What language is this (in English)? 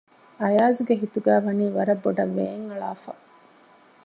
Divehi